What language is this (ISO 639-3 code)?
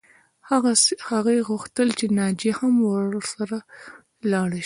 pus